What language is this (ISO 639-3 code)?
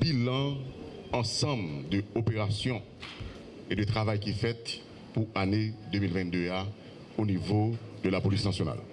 fra